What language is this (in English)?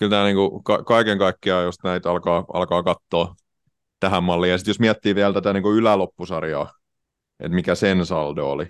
Finnish